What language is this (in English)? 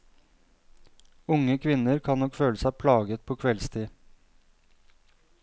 Norwegian